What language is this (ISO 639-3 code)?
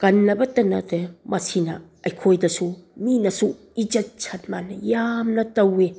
mni